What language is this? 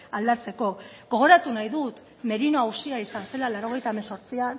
Basque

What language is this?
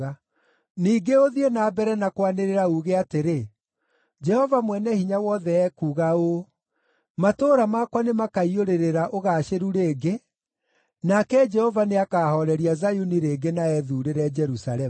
Kikuyu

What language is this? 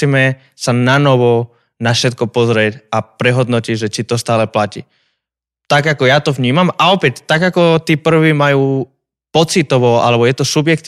Slovak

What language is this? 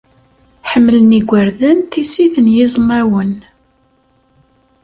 Kabyle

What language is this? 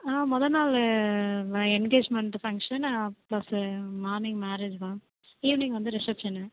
Tamil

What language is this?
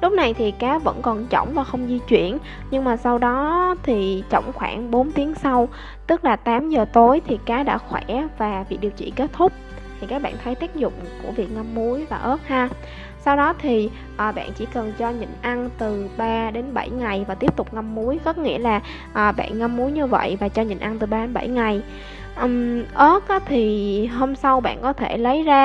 Vietnamese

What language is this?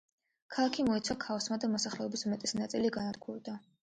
Georgian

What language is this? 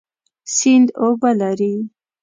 Pashto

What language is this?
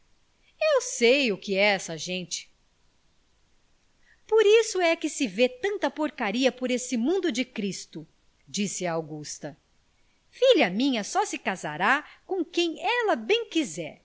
Portuguese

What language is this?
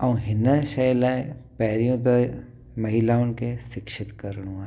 Sindhi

